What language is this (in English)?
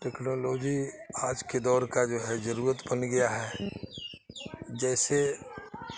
Urdu